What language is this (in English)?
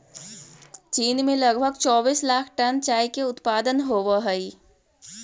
Magahi